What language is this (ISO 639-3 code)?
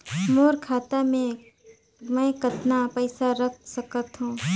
hne